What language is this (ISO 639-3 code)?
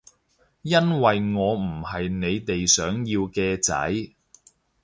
yue